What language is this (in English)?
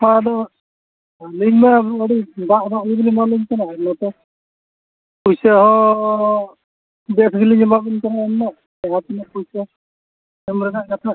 Santali